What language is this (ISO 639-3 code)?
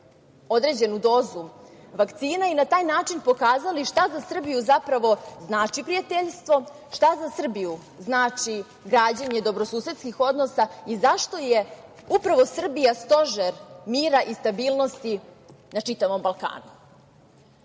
srp